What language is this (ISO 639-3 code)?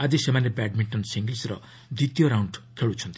ori